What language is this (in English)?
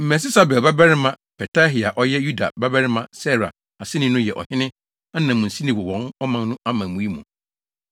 Akan